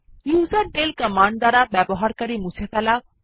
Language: Bangla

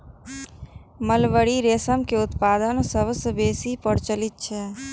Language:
Maithili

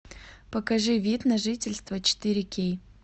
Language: Russian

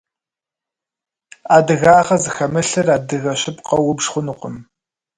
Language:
Kabardian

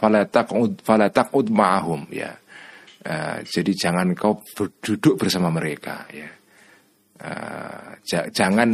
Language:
Indonesian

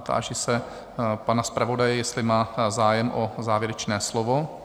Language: Czech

